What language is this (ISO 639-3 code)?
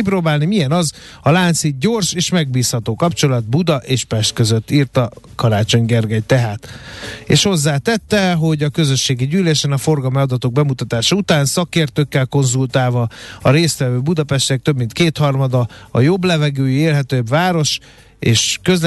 hun